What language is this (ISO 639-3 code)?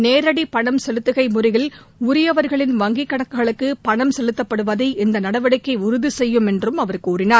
tam